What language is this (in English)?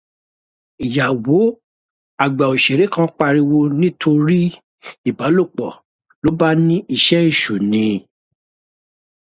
Yoruba